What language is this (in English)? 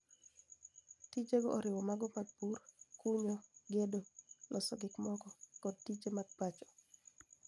Luo (Kenya and Tanzania)